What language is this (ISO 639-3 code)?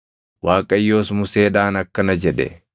orm